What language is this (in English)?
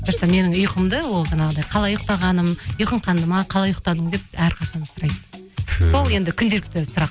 Kazakh